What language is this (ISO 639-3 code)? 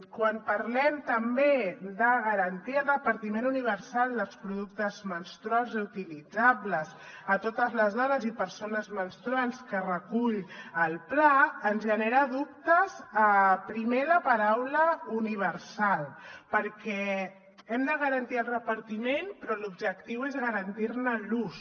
cat